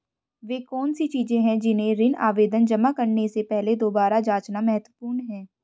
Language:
Hindi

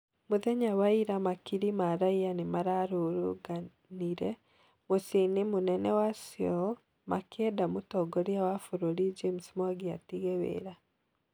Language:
Kikuyu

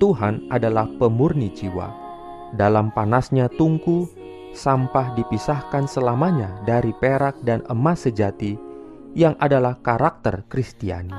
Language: Indonesian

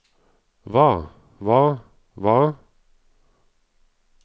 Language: Norwegian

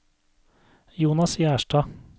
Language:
Norwegian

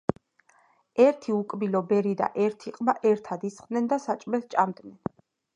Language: Georgian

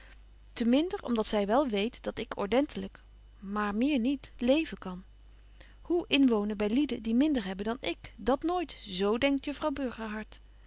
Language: Dutch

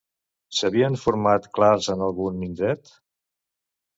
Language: Catalan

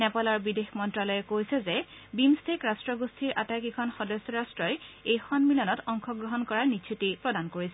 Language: Assamese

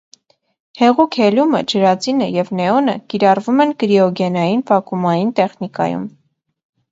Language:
Armenian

